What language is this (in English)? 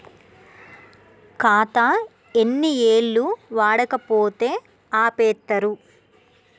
Telugu